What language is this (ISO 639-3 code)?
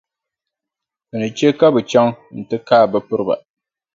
dag